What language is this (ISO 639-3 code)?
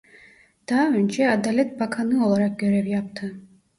tur